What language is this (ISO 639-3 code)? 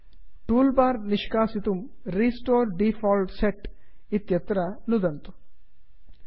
san